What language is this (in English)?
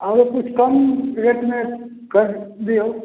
Maithili